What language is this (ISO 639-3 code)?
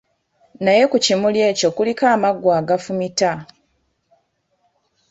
lug